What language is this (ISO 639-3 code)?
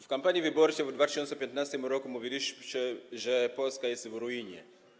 pol